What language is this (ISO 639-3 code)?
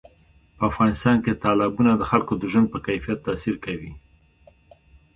pus